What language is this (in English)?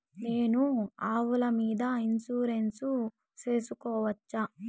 Telugu